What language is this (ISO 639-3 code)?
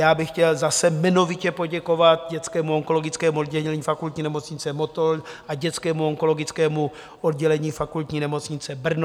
ces